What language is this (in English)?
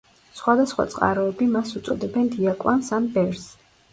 Georgian